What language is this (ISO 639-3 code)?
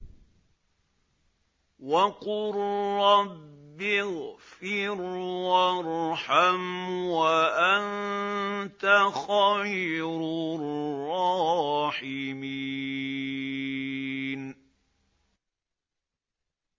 ara